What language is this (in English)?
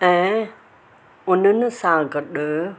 Sindhi